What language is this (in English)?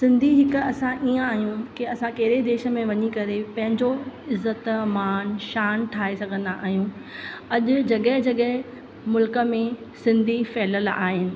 Sindhi